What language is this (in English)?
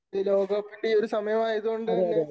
Malayalam